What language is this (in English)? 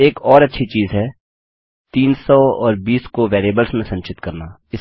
Hindi